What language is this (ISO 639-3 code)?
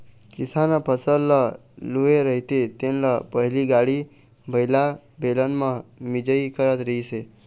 hne